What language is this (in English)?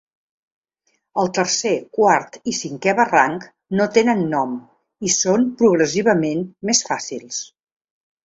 Catalan